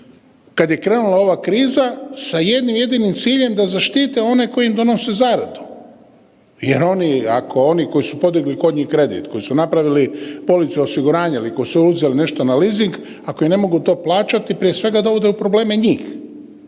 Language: Croatian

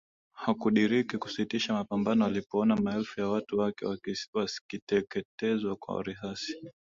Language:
Swahili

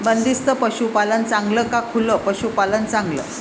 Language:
Marathi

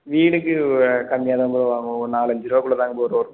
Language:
Tamil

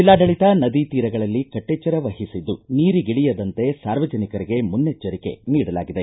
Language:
Kannada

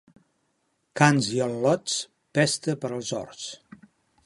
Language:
Catalan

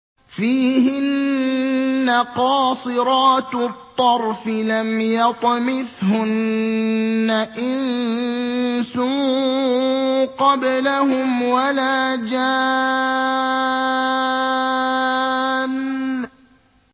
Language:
Arabic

